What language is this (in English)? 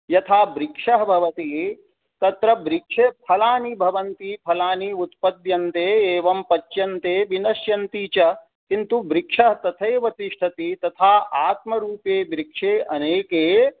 Sanskrit